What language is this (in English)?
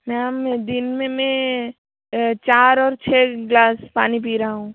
Hindi